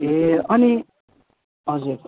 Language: Nepali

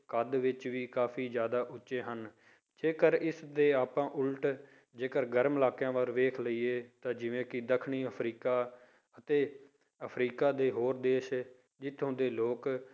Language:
Punjabi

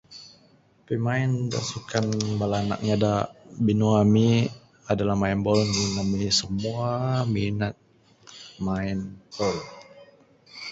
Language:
Bukar-Sadung Bidayuh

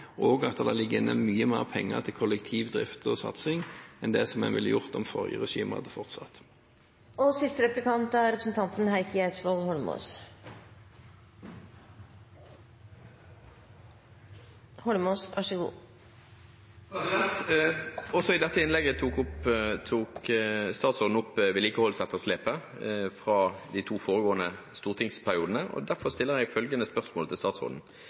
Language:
Norwegian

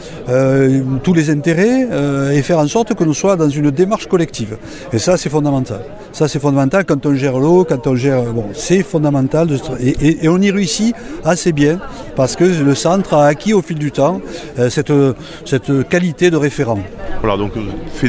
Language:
French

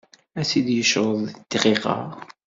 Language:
Kabyle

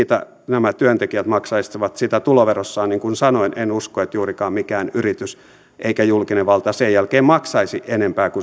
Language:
Finnish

